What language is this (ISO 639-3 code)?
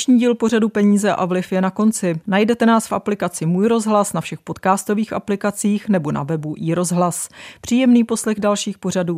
ces